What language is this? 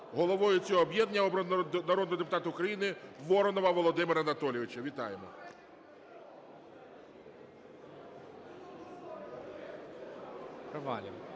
Ukrainian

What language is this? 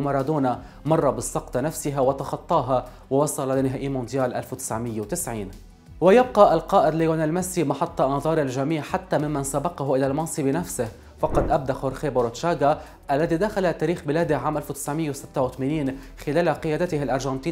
Arabic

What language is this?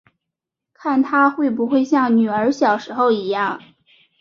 Chinese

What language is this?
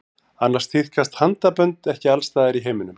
Icelandic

